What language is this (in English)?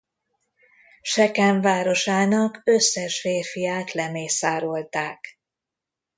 Hungarian